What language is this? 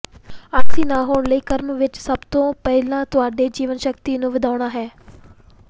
Punjabi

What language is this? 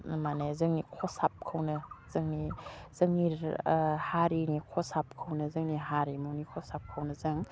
Bodo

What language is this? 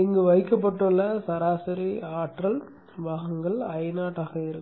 Tamil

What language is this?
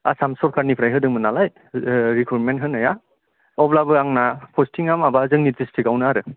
Bodo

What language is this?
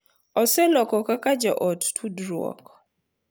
Luo (Kenya and Tanzania)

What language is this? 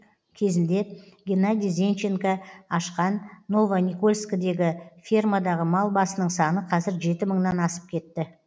Kazakh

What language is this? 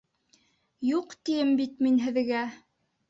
Bashkir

